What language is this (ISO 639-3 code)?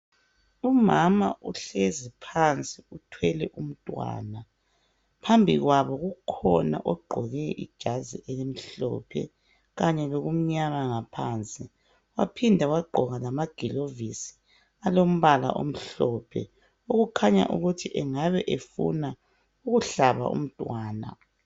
nde